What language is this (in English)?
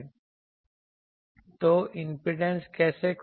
Hindi